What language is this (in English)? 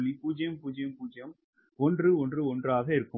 Tamil